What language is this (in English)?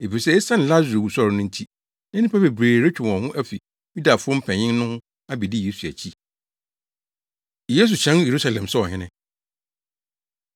Akan